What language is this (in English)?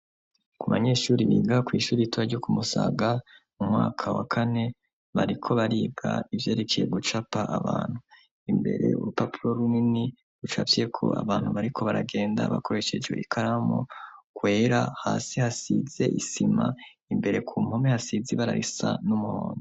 Rundi